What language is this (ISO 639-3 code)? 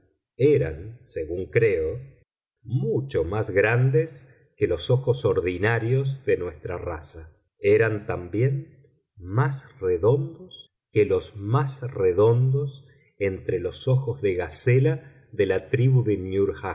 spa